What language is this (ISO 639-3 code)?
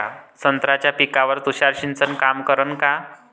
mar